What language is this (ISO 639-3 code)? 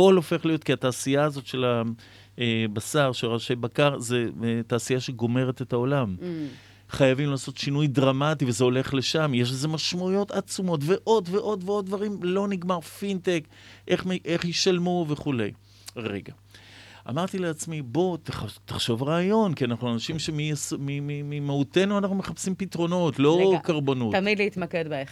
heb